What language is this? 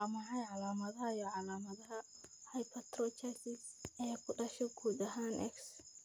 Somali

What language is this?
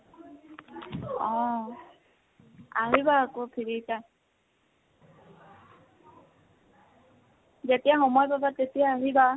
Assamese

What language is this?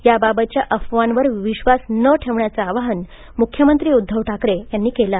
Marathi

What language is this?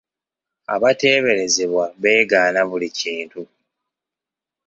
Ganda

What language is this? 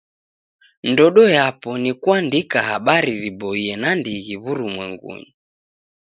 Taita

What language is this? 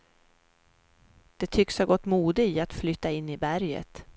Swedish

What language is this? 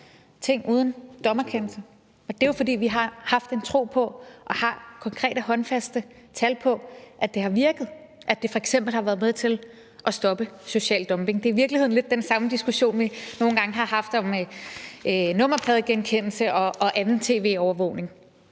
Danish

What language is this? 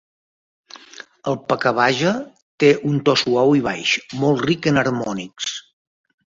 Catalan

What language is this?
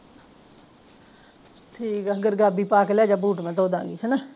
Punjabi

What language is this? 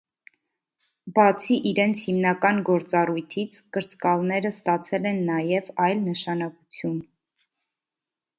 Armenian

